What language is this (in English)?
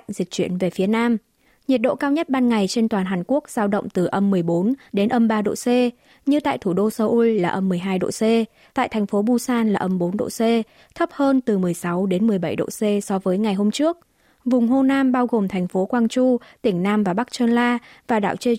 Vietnamese